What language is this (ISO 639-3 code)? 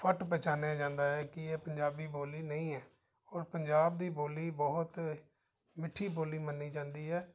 pan